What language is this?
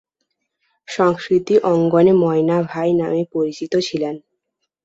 Bangla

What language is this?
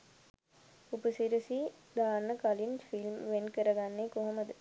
Sinhala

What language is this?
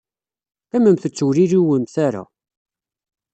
Kabyle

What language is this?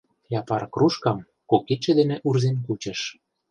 Mari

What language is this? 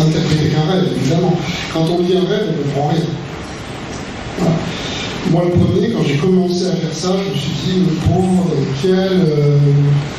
French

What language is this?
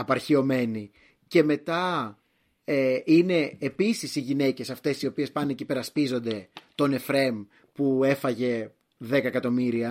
Greek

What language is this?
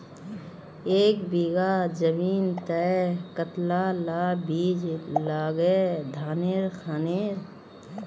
Magahi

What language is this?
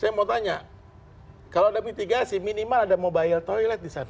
Indonesian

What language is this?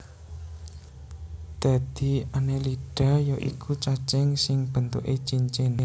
Javanese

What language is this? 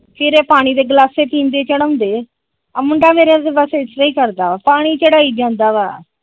Punjabi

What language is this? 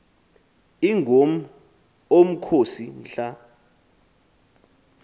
Xhosa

